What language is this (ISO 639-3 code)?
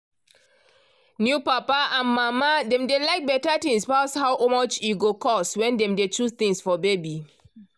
pcm